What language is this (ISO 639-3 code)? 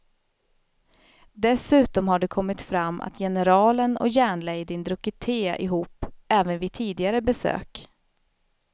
swe